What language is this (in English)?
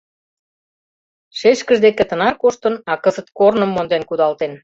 Mari